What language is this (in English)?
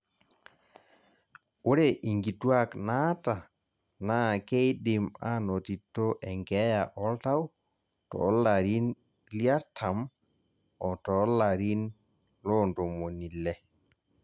Masai